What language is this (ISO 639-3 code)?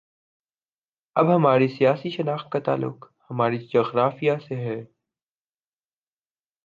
urd